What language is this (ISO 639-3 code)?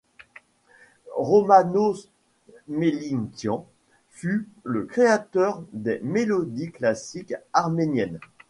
fra